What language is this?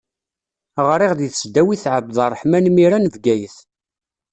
Kabyle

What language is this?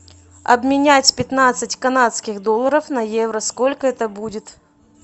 Russian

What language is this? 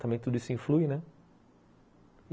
Portuguese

